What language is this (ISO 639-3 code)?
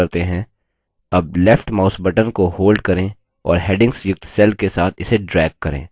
hin